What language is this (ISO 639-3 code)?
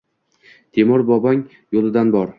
uzb